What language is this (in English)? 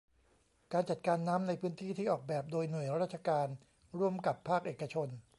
Thai